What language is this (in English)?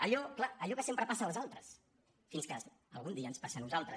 Catalan